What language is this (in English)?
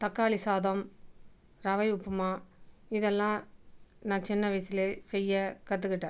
Tamil